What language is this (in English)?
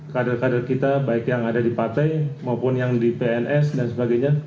Indonesian